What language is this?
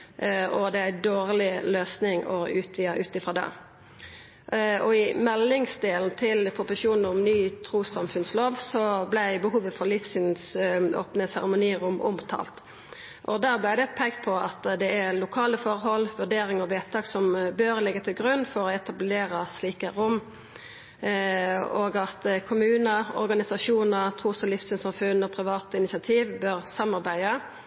Norwegian Nynorsk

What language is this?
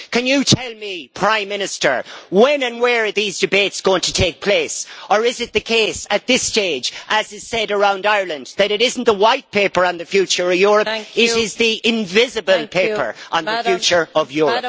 English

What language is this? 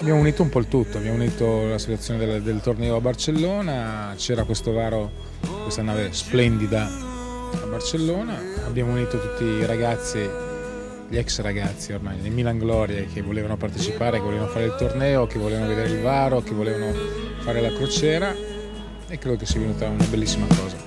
Italian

